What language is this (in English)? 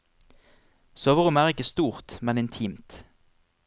Norwegian